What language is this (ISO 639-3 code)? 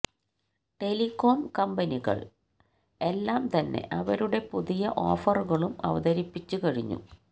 mal